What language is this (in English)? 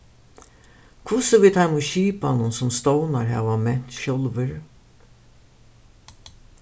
Faroese